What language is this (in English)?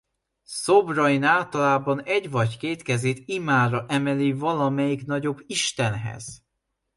Hungarian